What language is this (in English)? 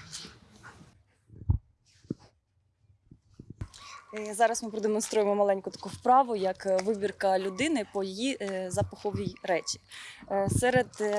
Ukrainian